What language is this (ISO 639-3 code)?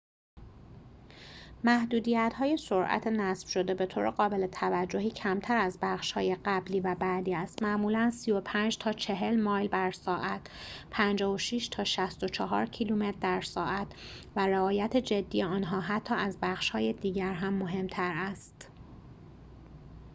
fas